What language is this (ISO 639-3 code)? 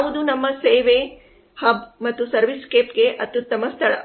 kan